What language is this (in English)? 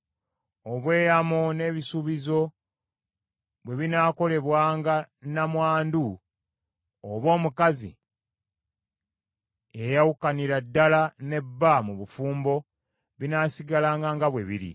Ganda